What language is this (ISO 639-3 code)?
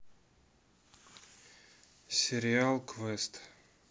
rus